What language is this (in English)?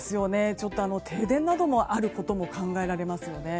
Japanese